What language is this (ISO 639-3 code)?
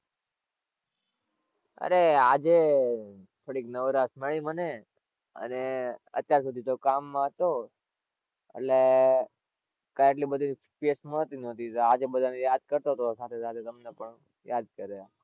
guj